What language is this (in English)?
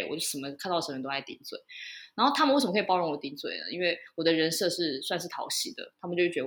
Chinese